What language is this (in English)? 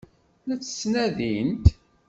Kabyle